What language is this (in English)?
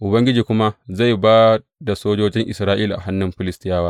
Hausa